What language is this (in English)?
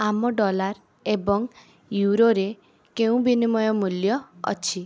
Odia